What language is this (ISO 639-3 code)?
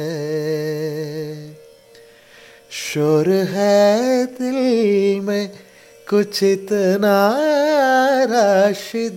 mal